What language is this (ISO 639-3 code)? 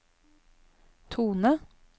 nor